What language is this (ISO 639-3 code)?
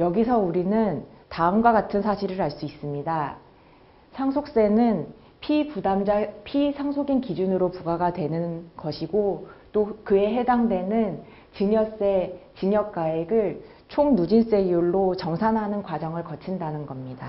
kor